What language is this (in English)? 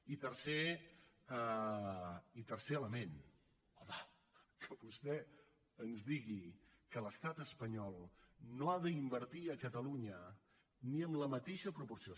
Catalan